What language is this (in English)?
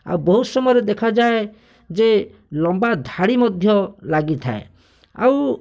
Odia